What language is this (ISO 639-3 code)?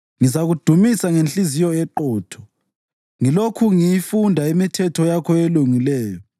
nde